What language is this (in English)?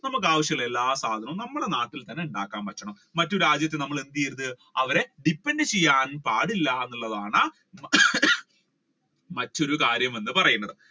Malayalam